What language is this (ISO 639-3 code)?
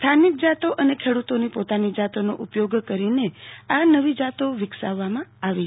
guj